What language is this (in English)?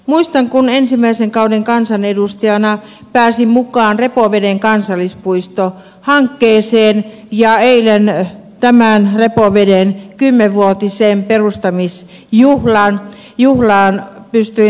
Finnish